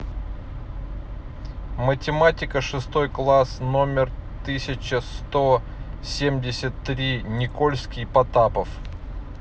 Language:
Russian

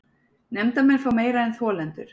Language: Icelandic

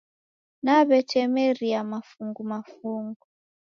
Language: Taita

